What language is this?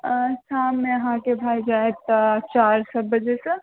Maithili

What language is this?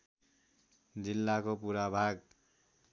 Nepali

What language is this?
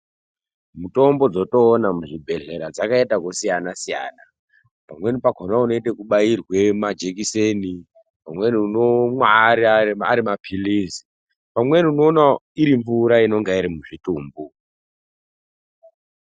Ndau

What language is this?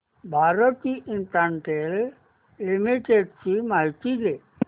Marathi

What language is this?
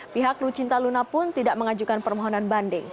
Indonesian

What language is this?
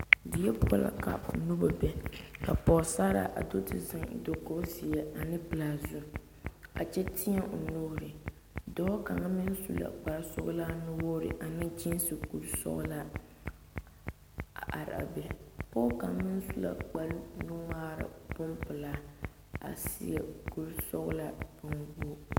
Southern Dagaare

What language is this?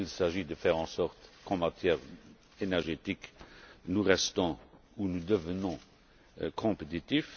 French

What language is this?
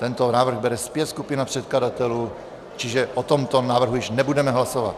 Czech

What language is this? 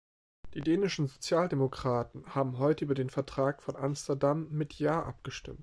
German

